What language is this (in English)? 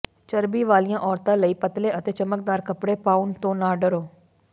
Punjabi